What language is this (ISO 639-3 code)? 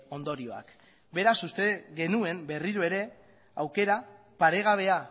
eus